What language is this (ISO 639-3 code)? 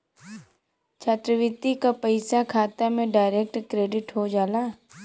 bho